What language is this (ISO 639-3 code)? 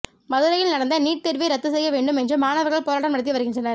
tam